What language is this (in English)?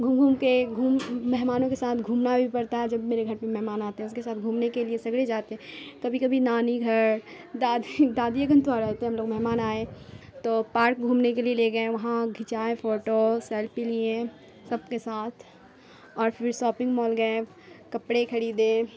Urdu